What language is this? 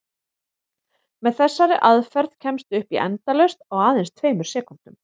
Icelandic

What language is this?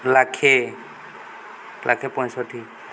Odia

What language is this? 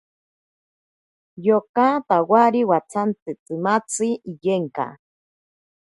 Ashéninka Perené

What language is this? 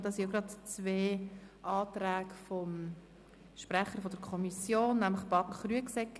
Swiss German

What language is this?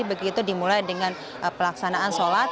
Indonesian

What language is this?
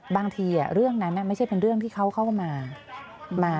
Thai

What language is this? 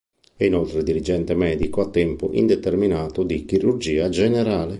Italian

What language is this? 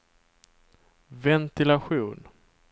Swedish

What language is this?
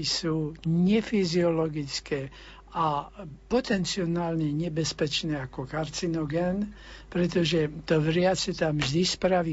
Slovak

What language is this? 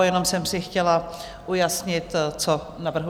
Czech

